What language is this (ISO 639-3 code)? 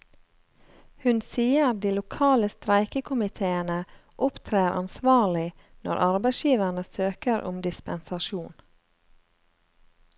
nor